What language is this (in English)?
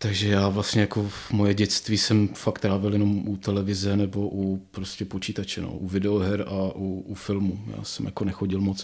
Czech